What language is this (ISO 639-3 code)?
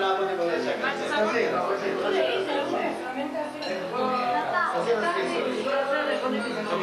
ita